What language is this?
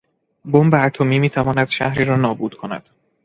Persian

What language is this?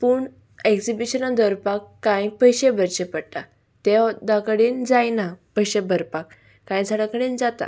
Konkani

